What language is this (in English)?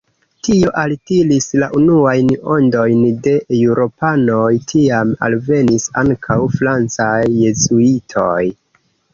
Esperanto